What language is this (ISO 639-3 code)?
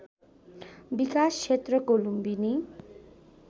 nep